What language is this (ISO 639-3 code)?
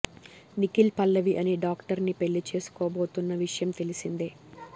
tel